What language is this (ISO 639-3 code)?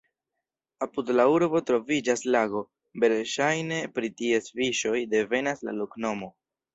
epo